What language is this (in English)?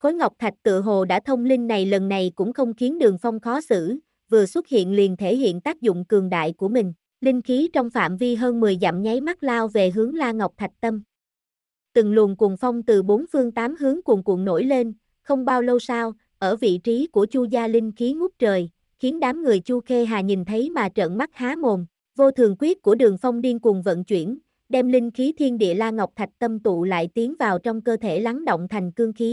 Vietnamese